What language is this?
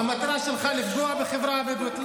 Hebrew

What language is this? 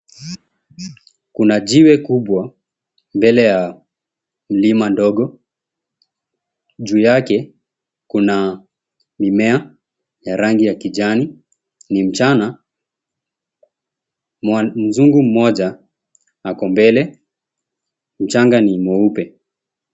Swahili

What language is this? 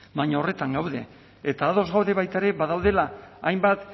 Basque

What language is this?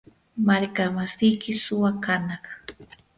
Yanahuanca Pasco Quechua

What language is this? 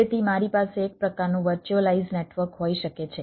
Gujarati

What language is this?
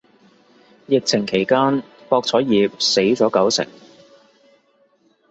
Cantonese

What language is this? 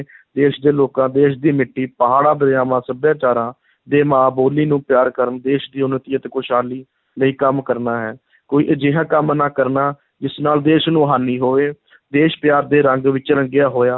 Punjabi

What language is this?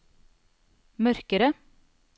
Norwegian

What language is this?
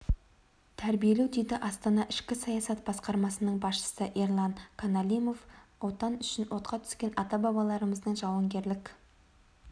Kazakh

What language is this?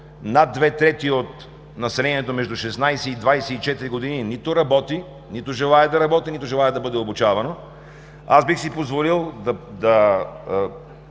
Bulgarian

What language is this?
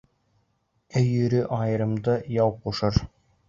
Bashkir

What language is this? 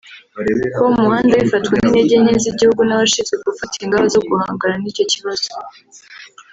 Kinyarwanda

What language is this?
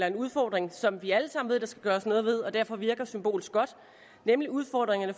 Danish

